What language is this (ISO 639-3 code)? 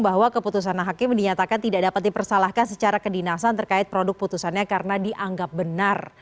ind